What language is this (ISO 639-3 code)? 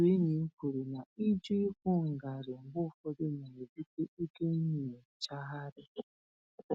ibo